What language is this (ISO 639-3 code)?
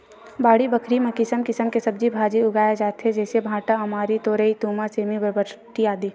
hne